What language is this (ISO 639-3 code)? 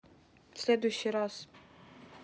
rus